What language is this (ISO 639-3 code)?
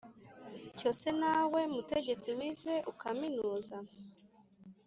kin